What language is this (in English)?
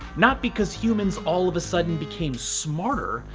English